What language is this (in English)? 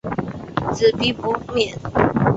Chinese